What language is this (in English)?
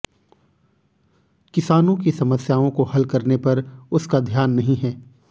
Hindi